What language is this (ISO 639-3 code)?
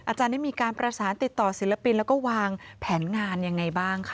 tha